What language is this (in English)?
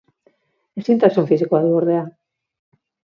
Basque